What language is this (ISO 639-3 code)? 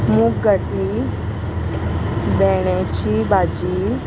kok